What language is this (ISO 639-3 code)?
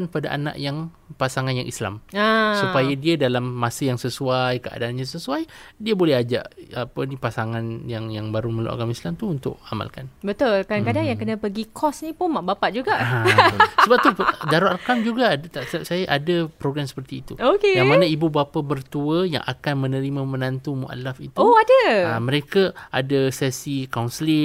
msa